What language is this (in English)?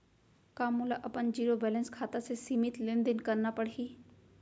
Chhattisgarhi